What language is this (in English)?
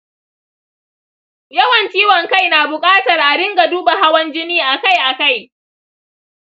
Hausa